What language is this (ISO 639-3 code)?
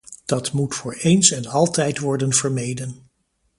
nld